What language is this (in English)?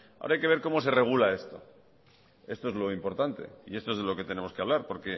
Spanish